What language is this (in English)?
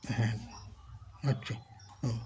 Bangla